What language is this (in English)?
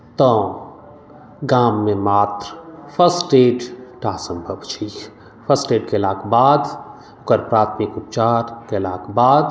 Maithili